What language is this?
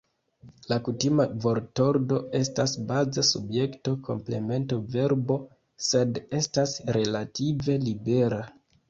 Esperanto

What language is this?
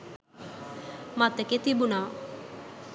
Sinhala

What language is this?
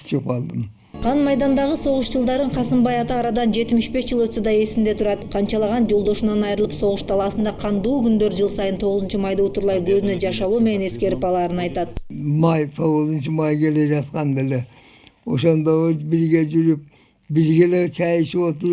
Russian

